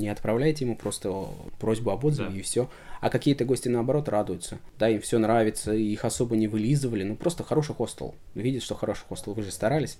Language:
Russian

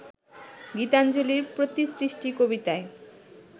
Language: Bangla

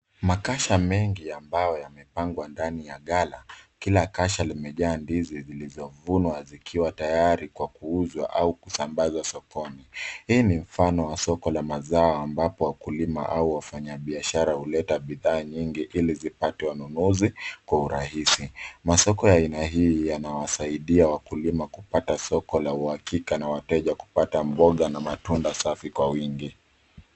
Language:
Swahili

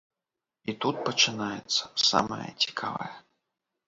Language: Belarusian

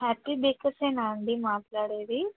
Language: Telugu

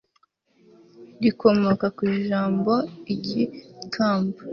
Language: Kinyarwanda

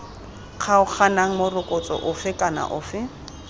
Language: Tswana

